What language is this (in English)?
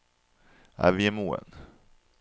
Norwegian